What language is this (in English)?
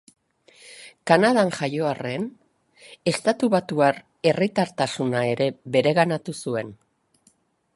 Basque